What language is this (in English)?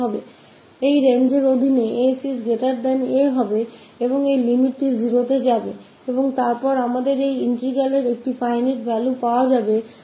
Hindi